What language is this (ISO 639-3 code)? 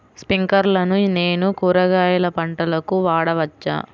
tel